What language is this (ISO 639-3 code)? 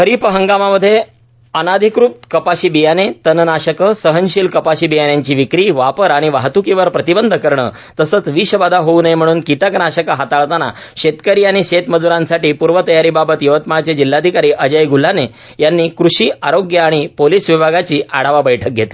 mar